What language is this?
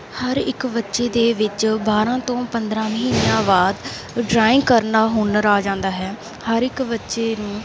Punjabi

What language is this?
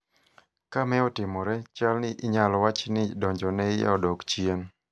Luo (Kenya and Tanzania)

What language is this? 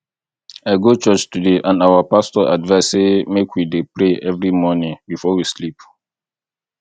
Nigerian Pidgin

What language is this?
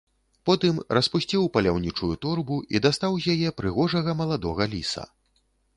Belarusian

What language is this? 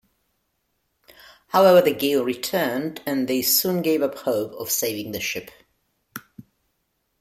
English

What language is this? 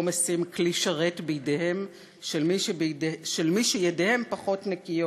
Hebrew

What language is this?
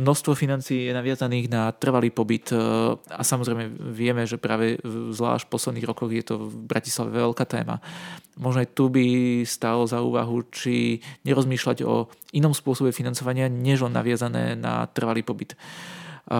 Slovak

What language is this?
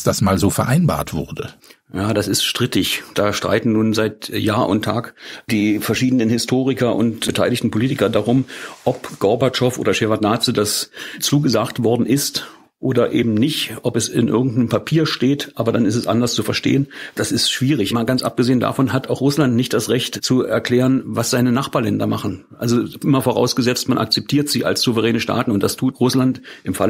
German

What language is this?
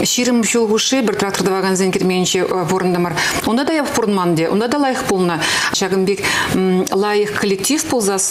Russian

